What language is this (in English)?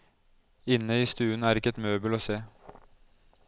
Norwegian